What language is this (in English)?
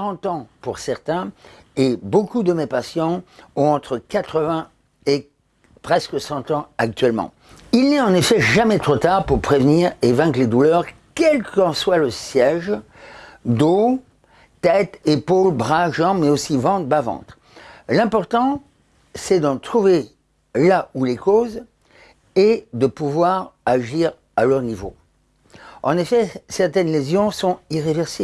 French